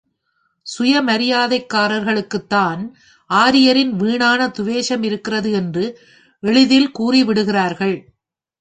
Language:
Tamil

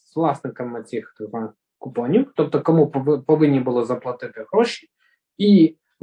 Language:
Ukrainian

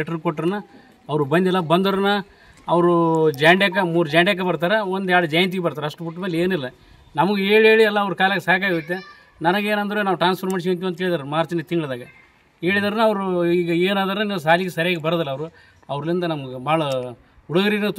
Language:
Kannada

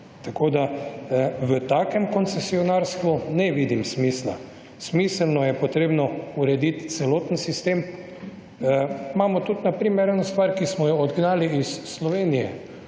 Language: Slovenian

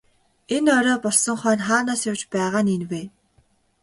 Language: Mongolian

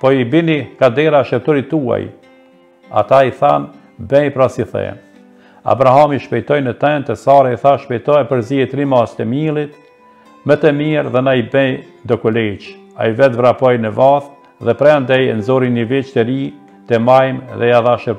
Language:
Romanian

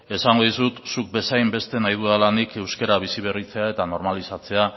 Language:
Basque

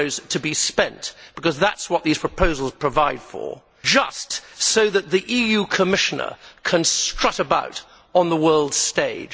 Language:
English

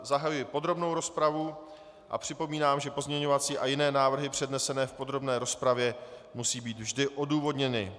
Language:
Czech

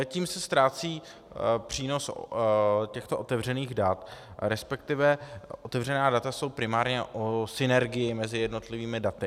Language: Czech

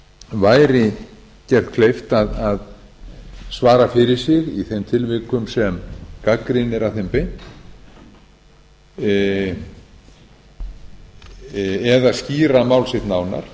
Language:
Icelandic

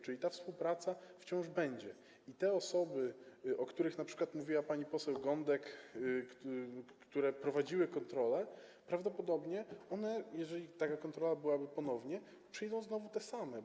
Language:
Polish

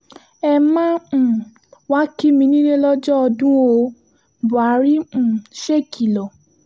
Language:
Yoruba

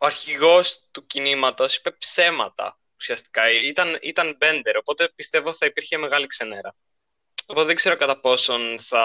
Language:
Greek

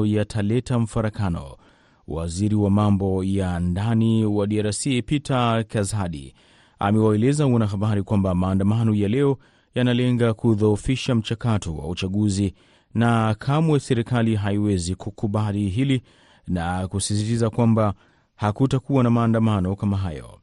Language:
Swahili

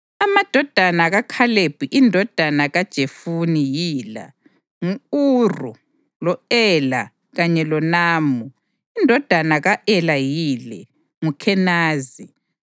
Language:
North Ndebele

